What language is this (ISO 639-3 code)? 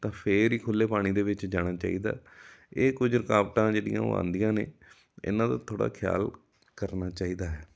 pan